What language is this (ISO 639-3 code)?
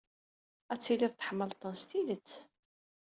kab